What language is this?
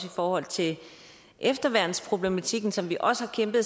Danish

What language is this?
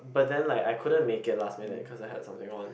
English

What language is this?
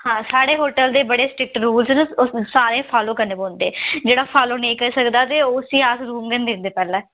Dogri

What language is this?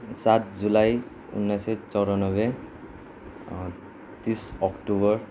Nepali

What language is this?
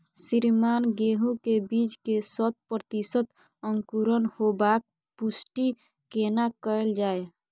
Maithili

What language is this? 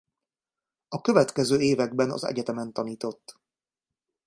Hungarian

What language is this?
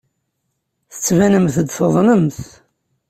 Kabyle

